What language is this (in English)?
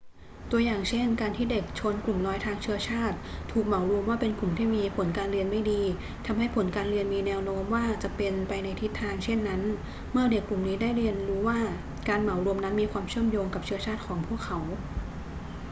Thai